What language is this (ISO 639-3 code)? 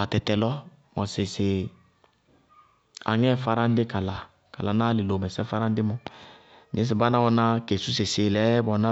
bqg